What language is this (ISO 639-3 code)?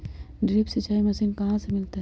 mag